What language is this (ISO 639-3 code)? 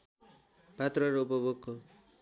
nep